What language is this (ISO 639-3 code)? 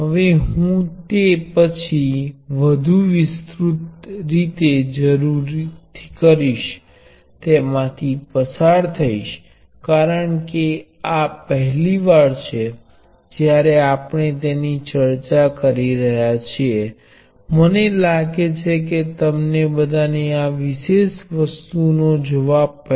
guj